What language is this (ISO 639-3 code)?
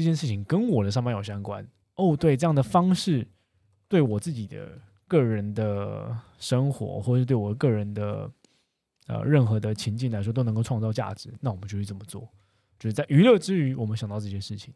zho